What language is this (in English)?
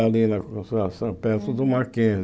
Portuguese